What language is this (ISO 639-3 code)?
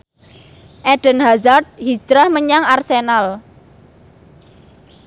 jav